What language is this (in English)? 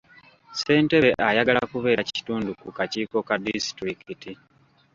Ganda